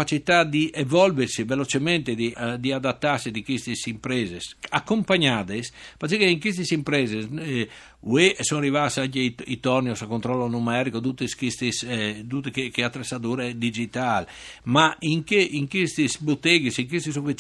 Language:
Italian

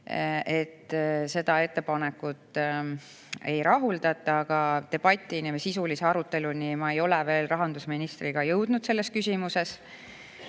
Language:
Estonian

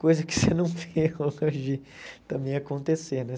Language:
Portuguese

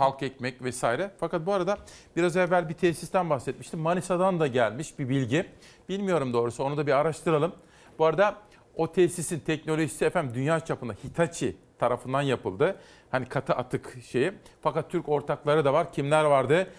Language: Turkish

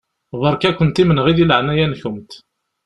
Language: Kabyle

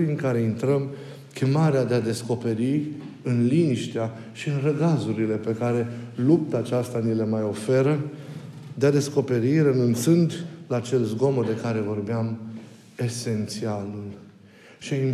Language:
Romanian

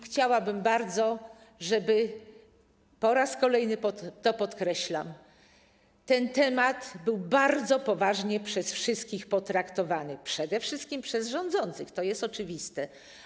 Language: Polish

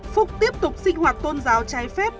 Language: Vietnamese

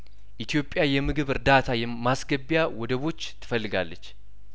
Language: Amharic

